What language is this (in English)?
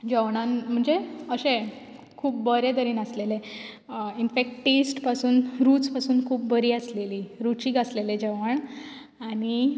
Konkani